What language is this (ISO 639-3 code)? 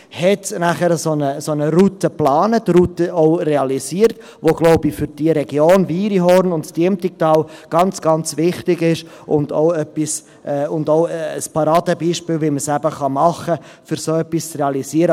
gsw